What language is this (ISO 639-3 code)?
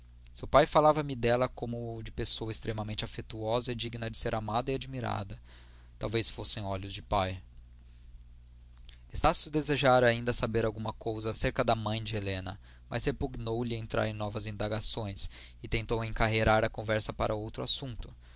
por